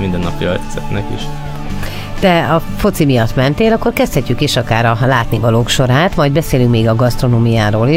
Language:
Hungarian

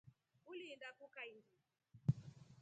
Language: Rombo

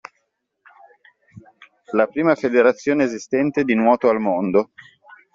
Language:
Italian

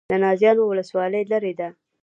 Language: Pashto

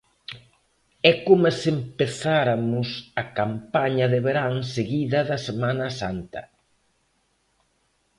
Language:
Galician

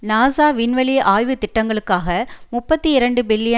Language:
Tamil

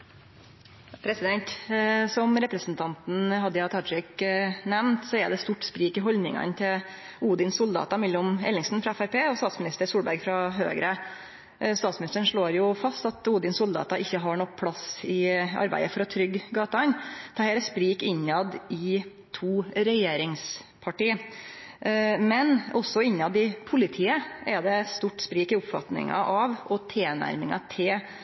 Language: Norwegian Nynorsk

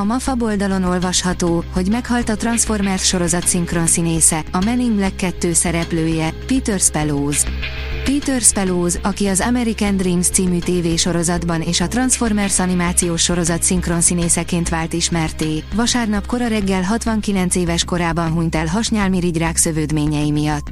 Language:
Hungarian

